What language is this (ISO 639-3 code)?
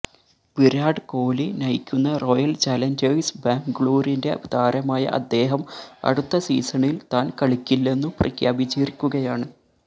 mal